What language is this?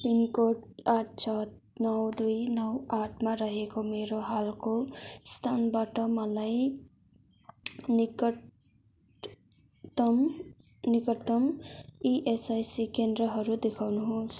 Nepali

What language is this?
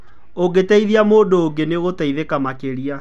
Kikuyu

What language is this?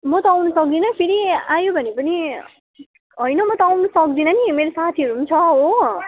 Nepali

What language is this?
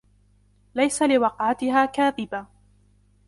Arabic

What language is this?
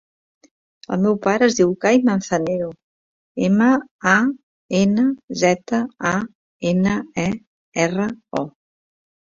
Catalan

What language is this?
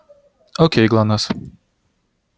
Russian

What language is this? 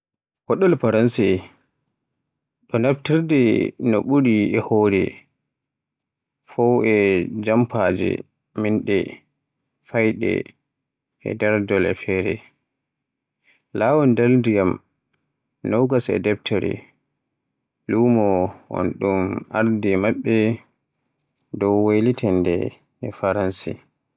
Borgu Fulfulde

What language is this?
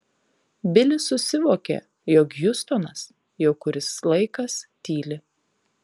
Lithuanian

